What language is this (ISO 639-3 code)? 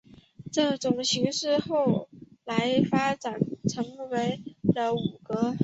zho